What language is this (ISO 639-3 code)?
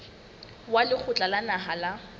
sot